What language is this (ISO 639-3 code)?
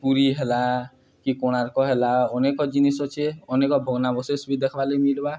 ori